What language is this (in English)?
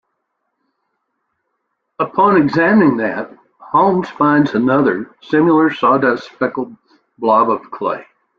English